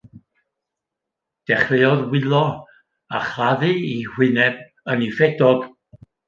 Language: Welsh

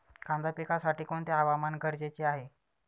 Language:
Marathi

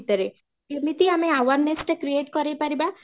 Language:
Odia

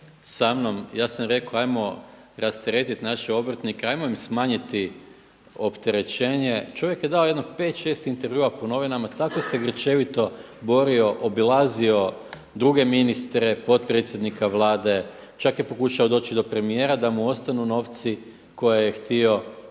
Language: Croatian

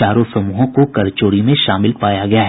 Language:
Hindi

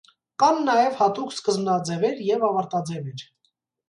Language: Armenian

